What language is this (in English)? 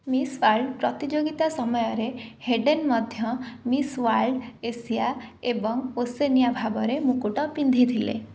Odia